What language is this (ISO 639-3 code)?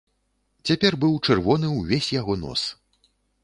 bel